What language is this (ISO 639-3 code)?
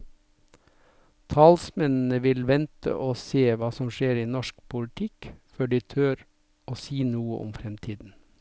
nor